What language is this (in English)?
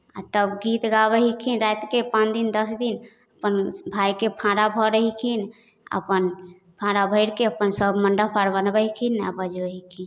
Maithili